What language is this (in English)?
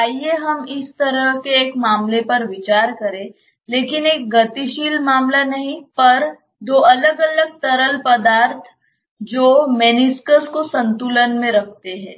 Hindi